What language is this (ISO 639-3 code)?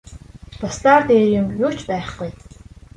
mon